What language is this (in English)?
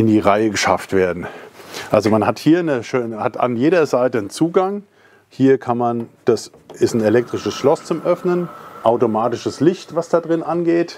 German